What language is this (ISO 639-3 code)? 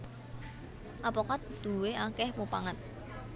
jav